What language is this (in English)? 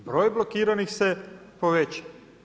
Croatian